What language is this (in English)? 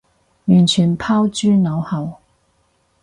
Cantonese